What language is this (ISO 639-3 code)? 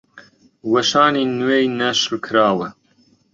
ckb